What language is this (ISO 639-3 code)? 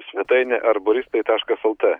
lit